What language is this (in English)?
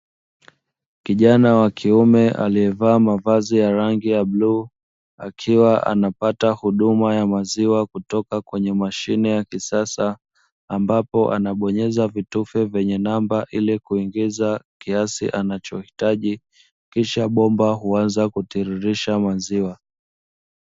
Swahili